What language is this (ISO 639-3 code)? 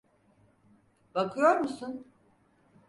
tur